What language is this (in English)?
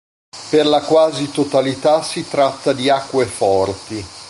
Italian